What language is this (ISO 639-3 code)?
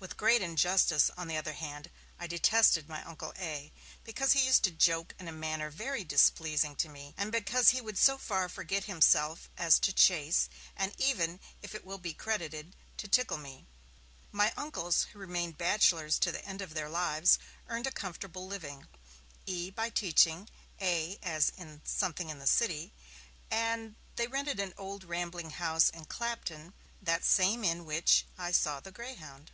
eng